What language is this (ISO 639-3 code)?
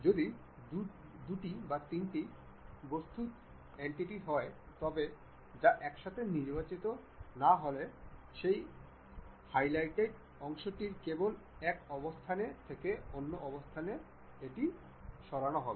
ben